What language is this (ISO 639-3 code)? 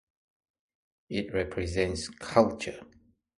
eng